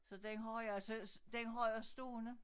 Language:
Danish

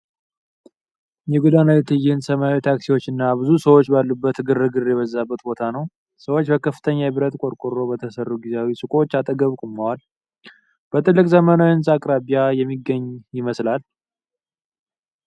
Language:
Amharic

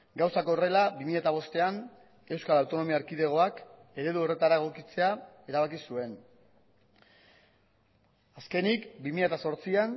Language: Basque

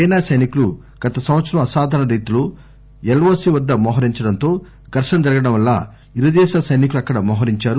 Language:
Telugu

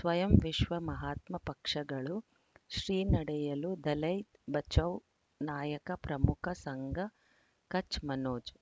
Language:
Kannada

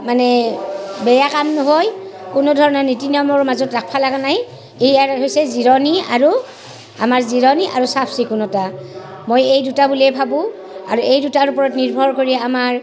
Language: Assamese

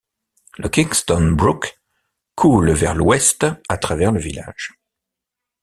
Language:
French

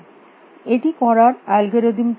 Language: Bangla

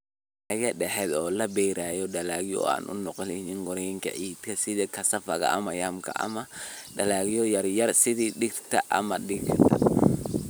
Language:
Somali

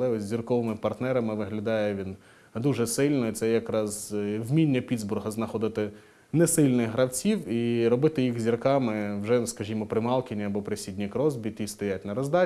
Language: Ukrainian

